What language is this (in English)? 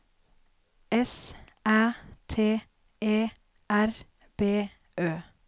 Norwegian